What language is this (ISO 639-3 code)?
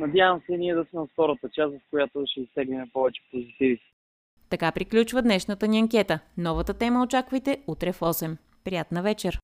bul